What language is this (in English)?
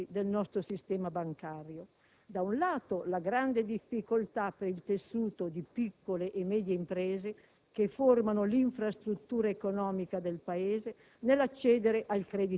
Italian